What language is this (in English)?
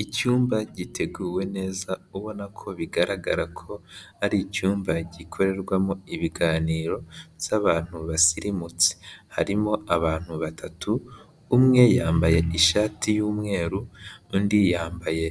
Kinyarwanda